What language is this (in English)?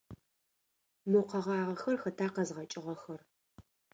Adyghe